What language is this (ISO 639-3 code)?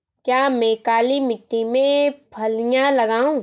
hin